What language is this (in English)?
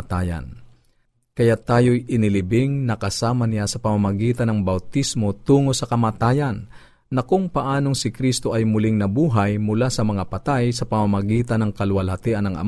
Filipino